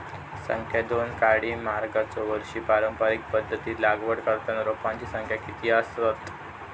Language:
Marathi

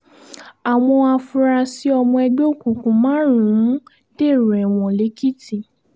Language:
Yoruba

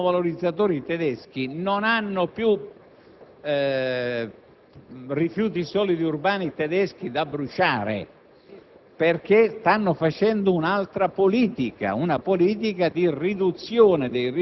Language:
Italian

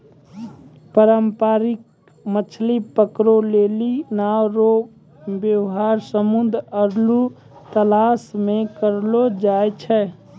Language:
Maithili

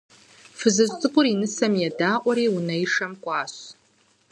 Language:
Kabardian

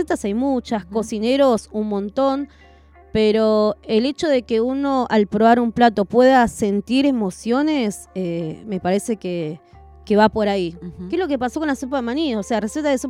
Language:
Spanish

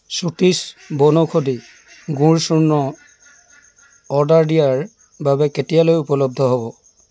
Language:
Assamese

